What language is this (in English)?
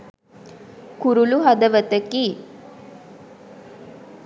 Sinhala